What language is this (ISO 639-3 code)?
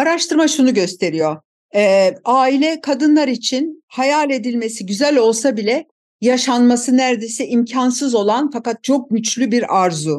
tur